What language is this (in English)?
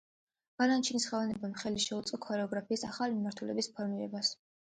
Georgian